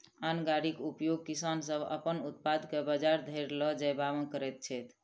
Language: Maithili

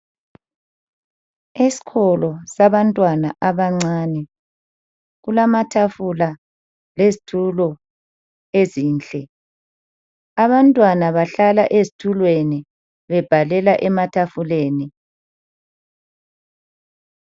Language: North Ndebele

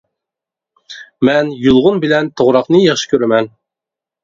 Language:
Uyghur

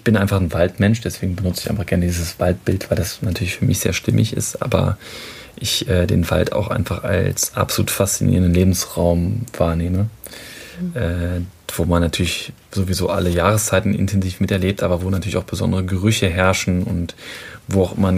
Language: German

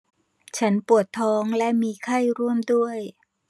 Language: Thai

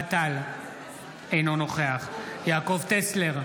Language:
Hebrew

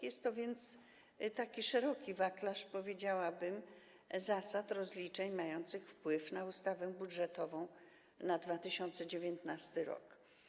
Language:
Polish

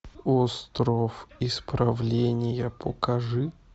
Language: Russian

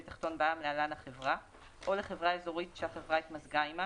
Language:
Hebrew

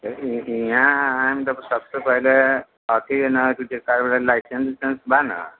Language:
Maithili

